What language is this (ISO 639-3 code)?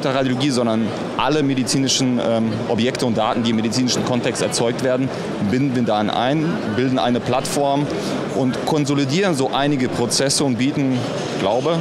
deu